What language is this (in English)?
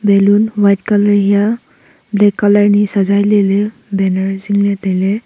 Wancho Naga